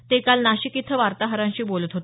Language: Marathi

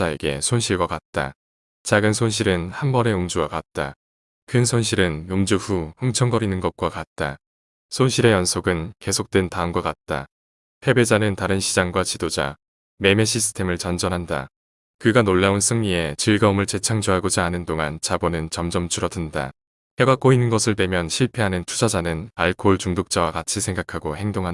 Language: Korean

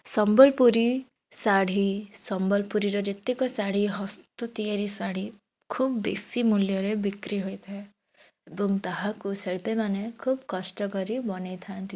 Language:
Odia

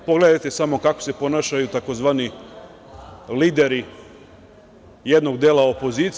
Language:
Serbian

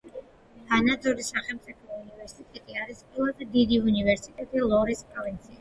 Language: Georgian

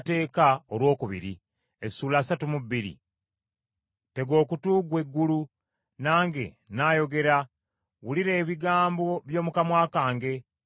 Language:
Ganda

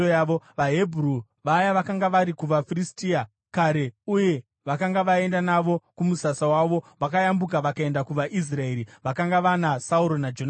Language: Shona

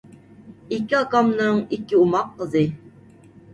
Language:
Uyghur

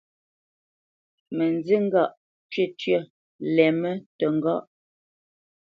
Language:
Bamenyam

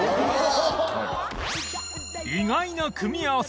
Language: Japanese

